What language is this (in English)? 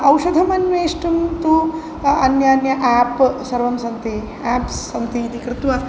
Sanskrit